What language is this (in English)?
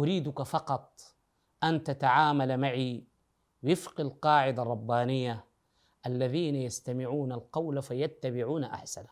Arabic